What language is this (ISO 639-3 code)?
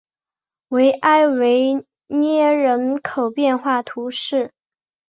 zho